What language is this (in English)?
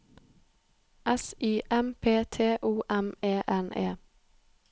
Norwegian